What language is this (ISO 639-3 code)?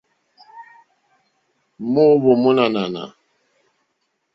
bri